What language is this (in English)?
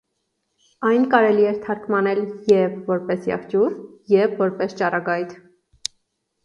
Armenian